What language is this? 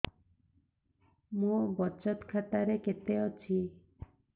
Odia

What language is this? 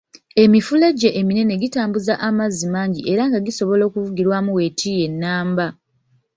Ganda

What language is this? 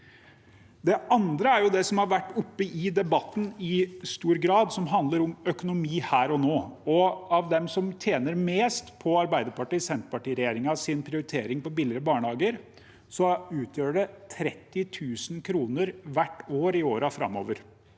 Norwegian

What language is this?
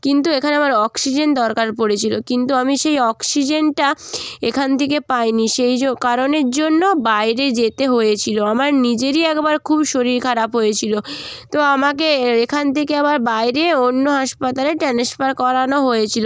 Bangla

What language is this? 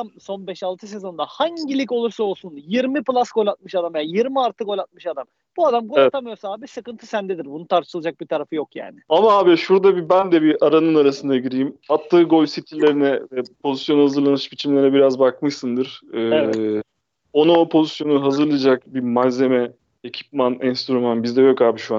Turkish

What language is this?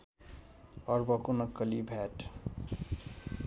Nepali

